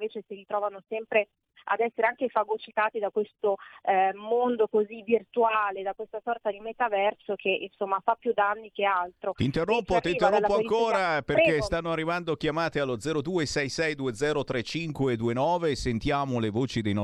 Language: Italian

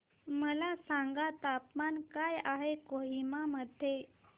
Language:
Marathi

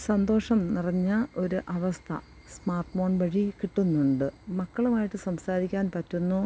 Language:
Malayalam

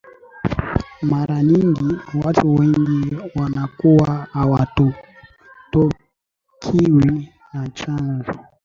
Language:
Swahili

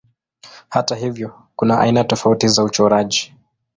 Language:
Swahili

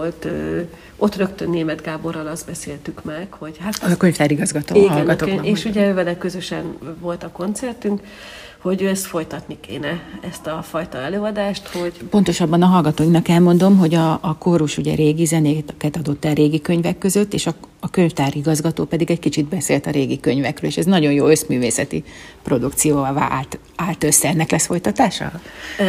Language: Hungarian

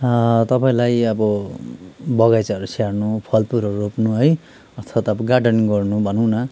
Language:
Nepali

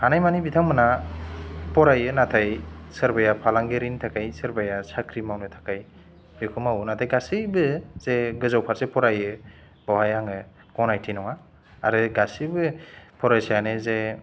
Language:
Bodo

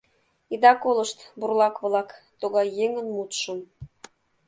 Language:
Mari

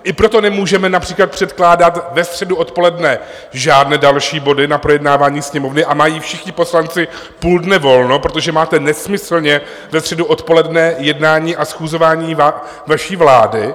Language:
Czech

